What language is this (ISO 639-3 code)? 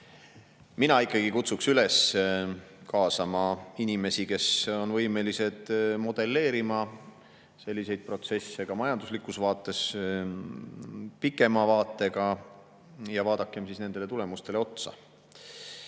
est